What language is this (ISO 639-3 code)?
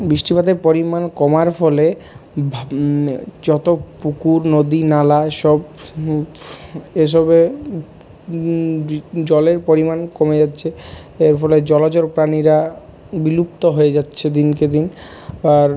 ben